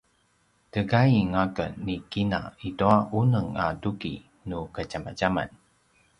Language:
Paiwan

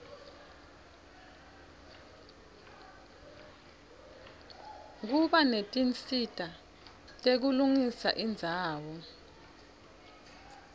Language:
Swati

